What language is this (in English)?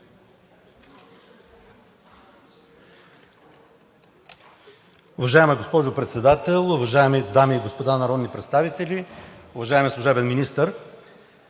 Bulgarian